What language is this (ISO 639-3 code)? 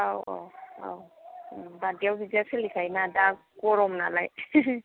brx